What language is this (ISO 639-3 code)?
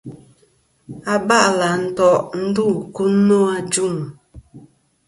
bkm